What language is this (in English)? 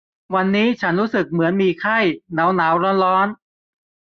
Thai